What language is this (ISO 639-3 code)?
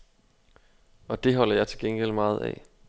dan